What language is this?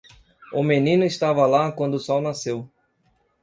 Portuguese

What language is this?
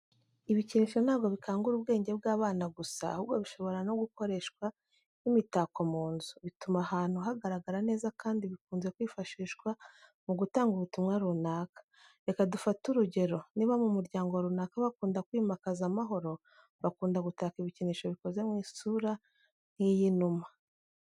Kinyarwanda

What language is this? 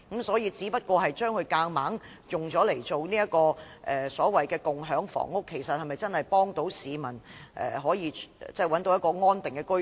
Cantonese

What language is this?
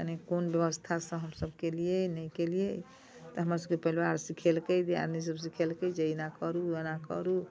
Maithili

